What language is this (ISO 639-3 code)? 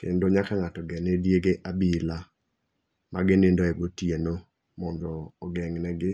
luo